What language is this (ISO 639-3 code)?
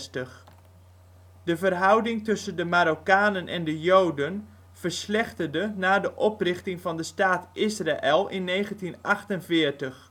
nld